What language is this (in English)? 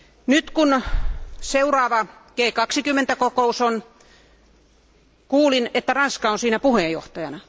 Finnish